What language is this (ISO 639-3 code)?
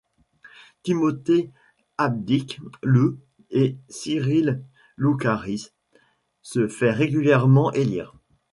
fra